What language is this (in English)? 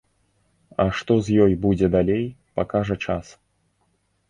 Belarusian